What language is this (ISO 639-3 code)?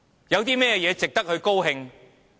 yue